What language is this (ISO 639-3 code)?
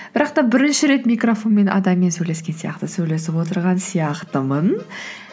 kaz